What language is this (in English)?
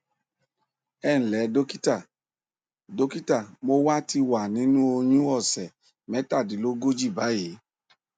Yoruba